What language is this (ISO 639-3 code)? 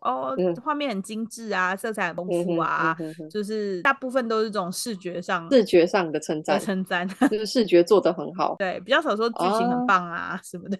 zho